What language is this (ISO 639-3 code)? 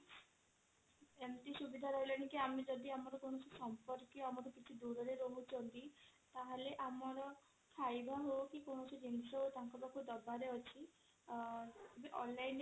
ori